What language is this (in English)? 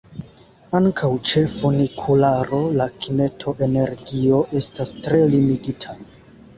Esperanto